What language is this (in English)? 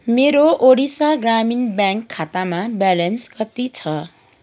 Nepali